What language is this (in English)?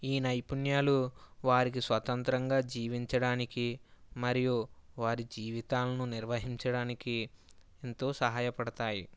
Telugu